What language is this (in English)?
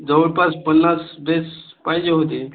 Marathi